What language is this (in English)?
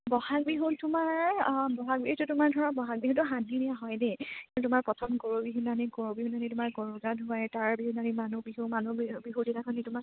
Assamese